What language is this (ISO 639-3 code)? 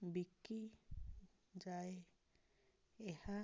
ori